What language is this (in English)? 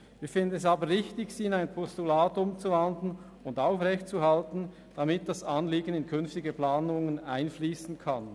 Swiss German